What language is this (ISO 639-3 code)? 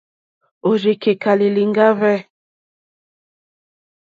bri